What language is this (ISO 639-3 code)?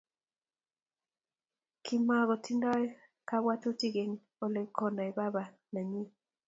kln